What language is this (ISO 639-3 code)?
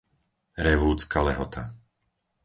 slk